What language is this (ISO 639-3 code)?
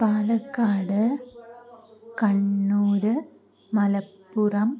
san